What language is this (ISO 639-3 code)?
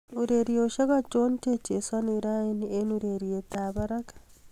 kln